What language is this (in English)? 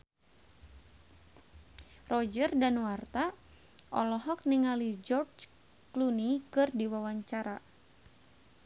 Sundanese